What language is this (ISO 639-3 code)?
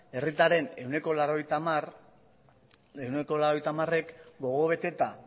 eus